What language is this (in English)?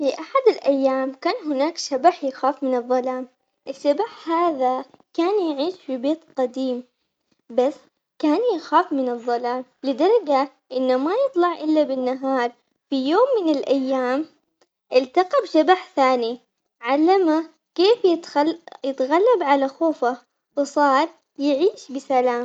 Omani Arabic